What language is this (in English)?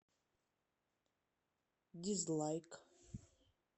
Russian